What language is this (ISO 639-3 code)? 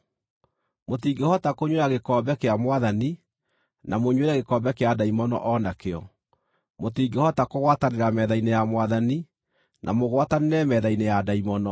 kik